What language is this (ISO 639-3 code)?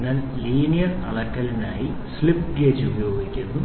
mal